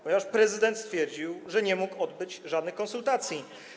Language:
Polish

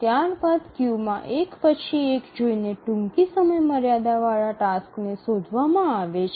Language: Gujarati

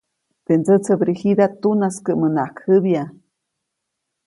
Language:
Copainalá Zoque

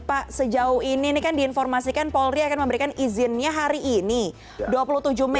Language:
Indonesian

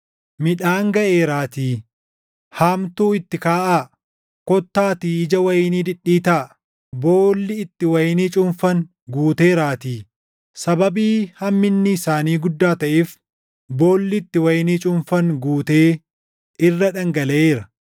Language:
Oromo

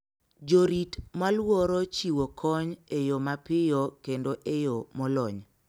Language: Luo (Kenya and Tanzania)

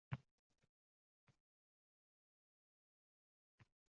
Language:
Uzbek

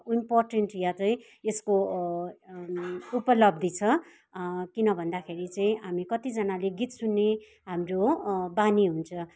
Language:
Nepali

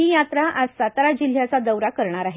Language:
Marathi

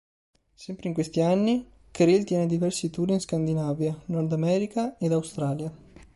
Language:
Italian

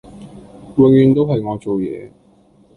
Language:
Cantonese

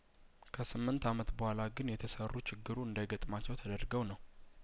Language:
Amharic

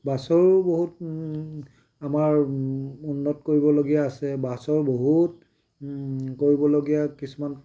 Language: Assamese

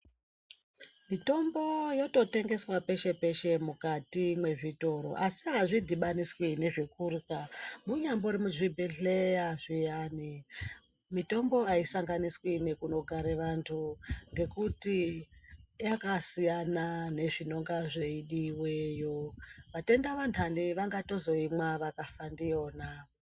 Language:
Ndau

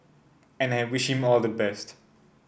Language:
English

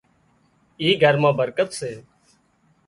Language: Wadiyara Koli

